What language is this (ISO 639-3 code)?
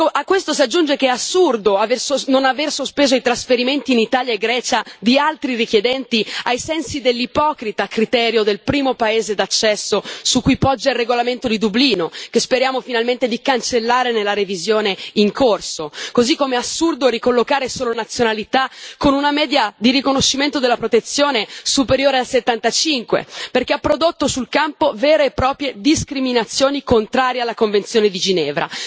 ita